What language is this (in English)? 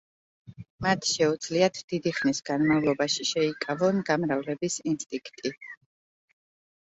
Georgian